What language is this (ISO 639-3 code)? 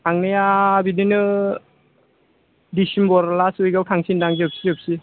brx